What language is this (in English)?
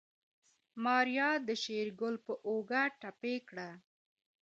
Pashto